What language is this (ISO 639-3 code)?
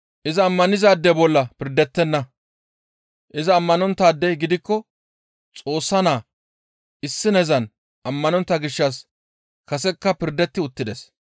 gmv